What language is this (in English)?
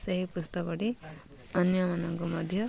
Odia